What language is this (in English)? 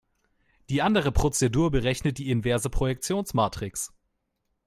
German